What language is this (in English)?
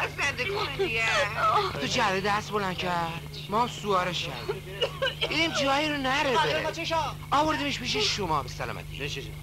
Persian